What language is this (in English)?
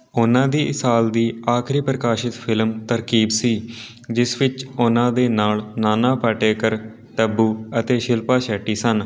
Punjabi